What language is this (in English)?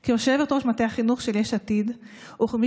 Hebrew